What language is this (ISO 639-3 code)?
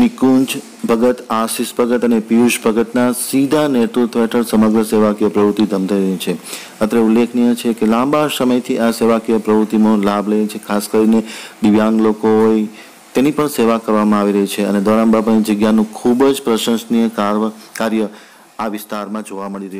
ind